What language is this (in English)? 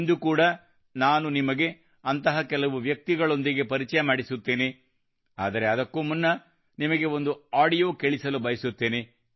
Kannada